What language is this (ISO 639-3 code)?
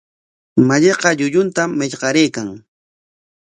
qwa